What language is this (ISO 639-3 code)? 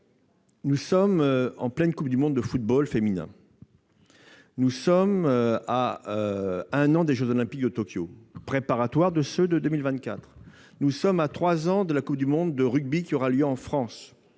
fra